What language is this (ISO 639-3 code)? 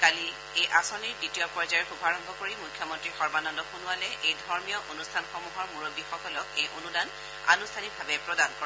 asm